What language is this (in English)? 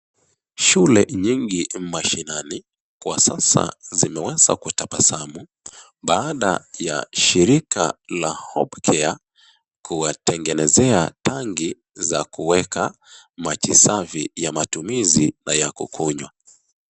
Swahili